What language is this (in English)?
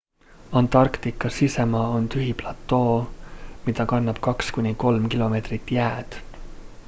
Estonian